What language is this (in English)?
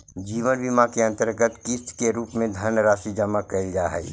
Magahi